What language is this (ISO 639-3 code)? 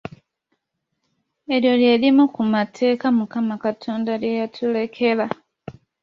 lug